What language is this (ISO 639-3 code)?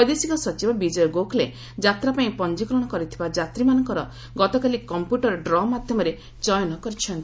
ori